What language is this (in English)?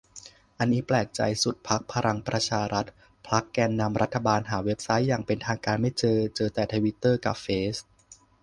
Thai